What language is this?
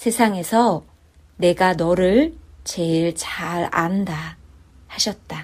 Korean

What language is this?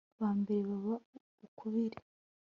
Kinyarwanda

